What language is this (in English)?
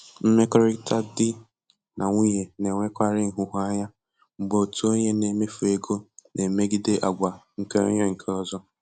Igbo